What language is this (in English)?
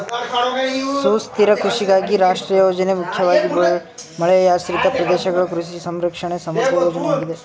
Kannada